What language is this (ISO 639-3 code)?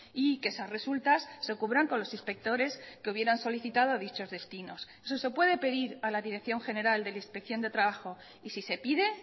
spa